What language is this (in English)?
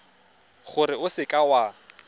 Tswana